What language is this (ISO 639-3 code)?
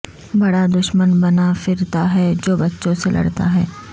urd